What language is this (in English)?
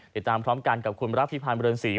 Thai